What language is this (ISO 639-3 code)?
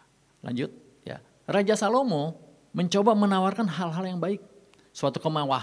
ind